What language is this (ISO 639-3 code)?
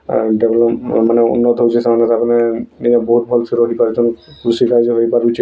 ori